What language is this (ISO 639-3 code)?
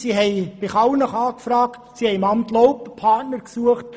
gsw